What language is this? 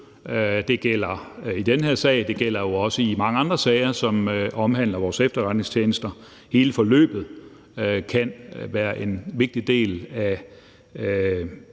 Danish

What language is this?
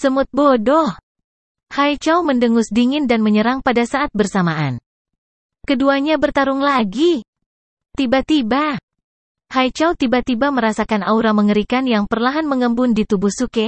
Indonesian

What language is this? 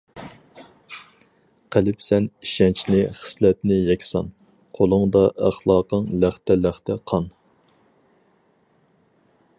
Uyghur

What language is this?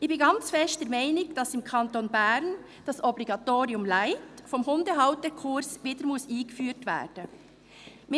Swiss German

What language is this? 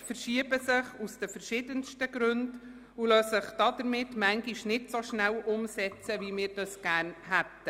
Swiss German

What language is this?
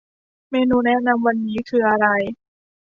Thai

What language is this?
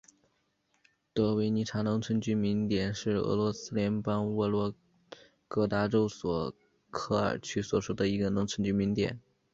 Chinese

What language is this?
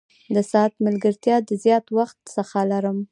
Pashto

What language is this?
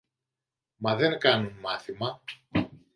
Greek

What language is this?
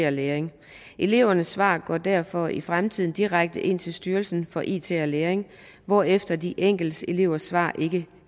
Danish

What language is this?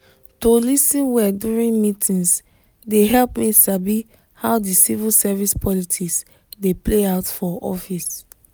Nigerian Pidgin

